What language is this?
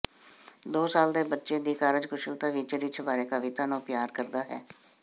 Punjabi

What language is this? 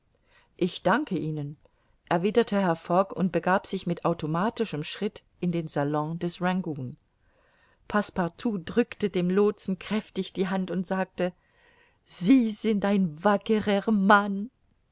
German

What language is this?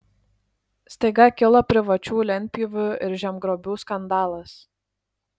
Lithuanian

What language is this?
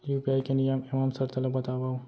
Chhattisgarhi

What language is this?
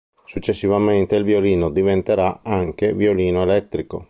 Italian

